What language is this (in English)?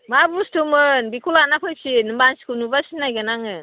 Bodo